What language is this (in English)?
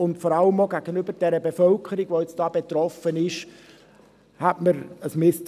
Swiss German